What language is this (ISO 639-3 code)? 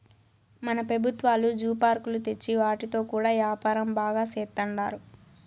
tel